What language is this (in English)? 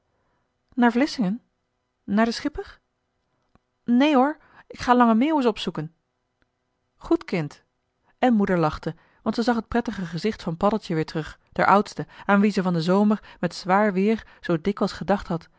Dutch